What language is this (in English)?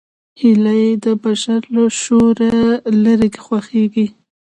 Pashto